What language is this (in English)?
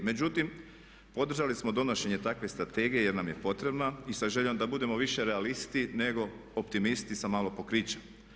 Croatian